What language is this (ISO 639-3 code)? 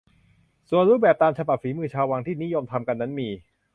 tha